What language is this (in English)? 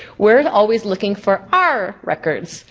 English